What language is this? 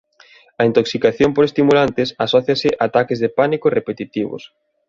Galician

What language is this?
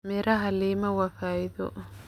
Somali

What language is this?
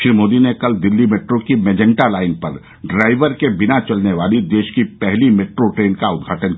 Hindi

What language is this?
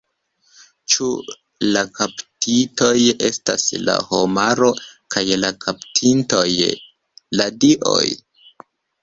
Esperanto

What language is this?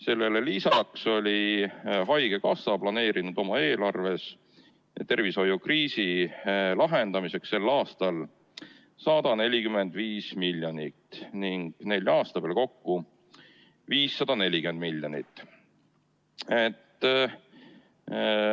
Estonian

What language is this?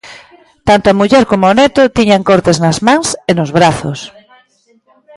Galician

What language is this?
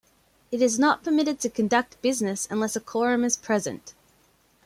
English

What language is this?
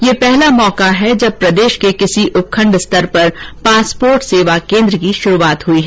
Hindi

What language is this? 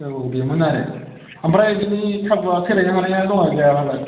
Bodo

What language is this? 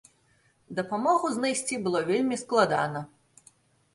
Belarusian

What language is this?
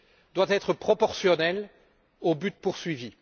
French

